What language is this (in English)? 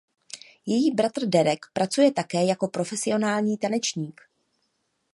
Czech